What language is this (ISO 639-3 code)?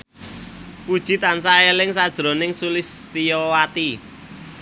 jav